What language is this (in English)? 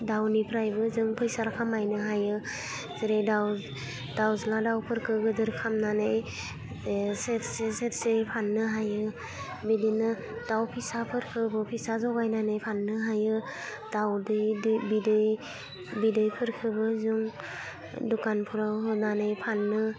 Bodo